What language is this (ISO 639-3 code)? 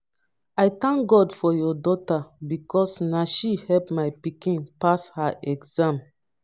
pcm